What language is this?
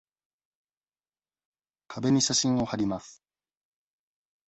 Japanese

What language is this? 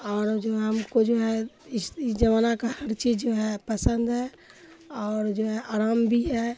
Urdu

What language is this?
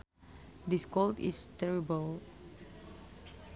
Sundanese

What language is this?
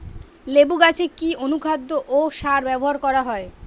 Bangla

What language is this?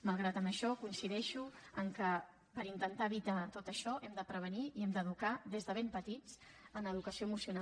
Catalan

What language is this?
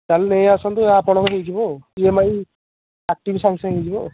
Odia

